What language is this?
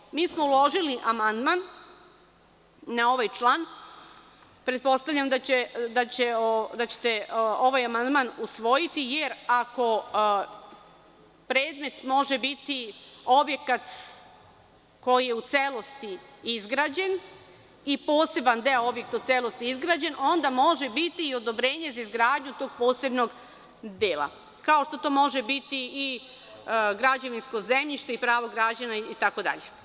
Serbian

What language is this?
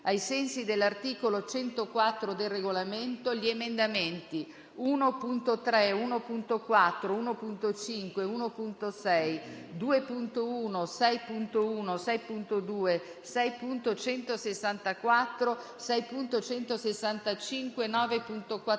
Italian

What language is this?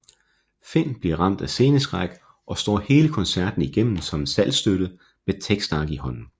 Danish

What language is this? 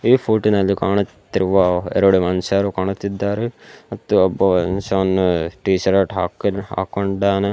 Kannada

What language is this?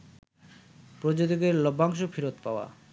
Bangla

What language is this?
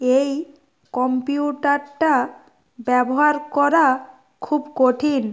Bangla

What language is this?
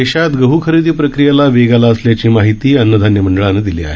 Marathi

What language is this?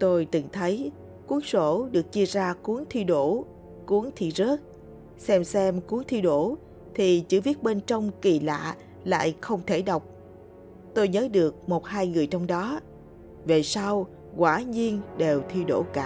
Vietnamese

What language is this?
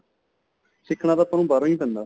Punjabi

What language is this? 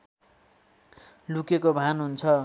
Nepali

